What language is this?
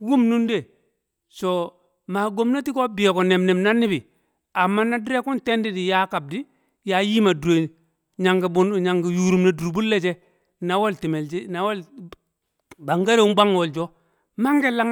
Kamo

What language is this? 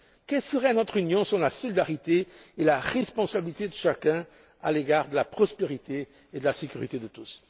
French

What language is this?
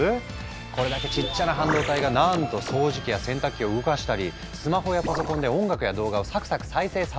Japanese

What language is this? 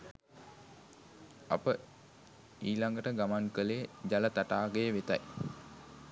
Sinhala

